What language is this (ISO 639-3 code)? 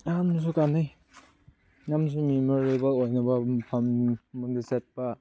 mni